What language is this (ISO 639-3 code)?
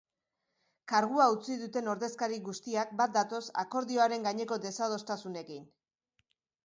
eus